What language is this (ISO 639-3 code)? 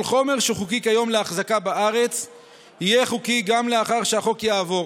heb